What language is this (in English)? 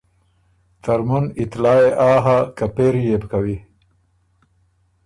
Ormuri